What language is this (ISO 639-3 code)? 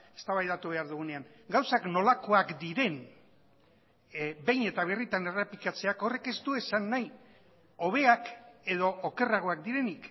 eus